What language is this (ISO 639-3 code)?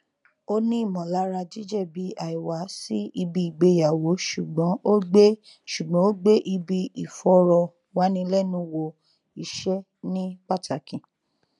yor